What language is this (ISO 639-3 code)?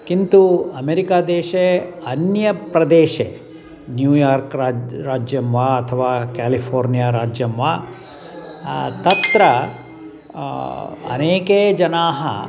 san